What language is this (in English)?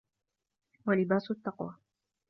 Arabic